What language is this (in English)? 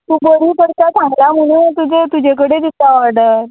Konkani